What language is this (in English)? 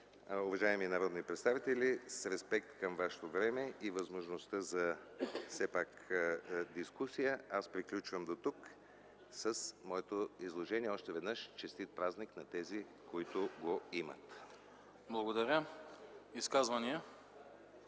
Bulgarian